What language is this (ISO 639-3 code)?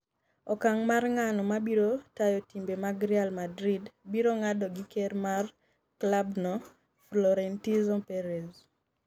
luo